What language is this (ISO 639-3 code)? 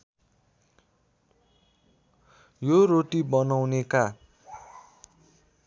nep